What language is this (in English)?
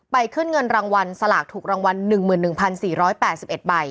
Thai